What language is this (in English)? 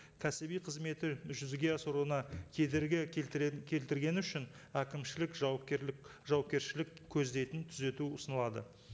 Kazakh